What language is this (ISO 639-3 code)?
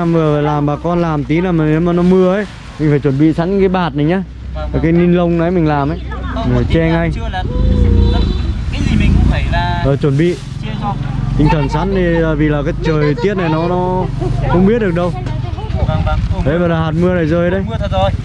vie